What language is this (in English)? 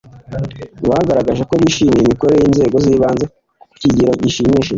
Kinyarwanda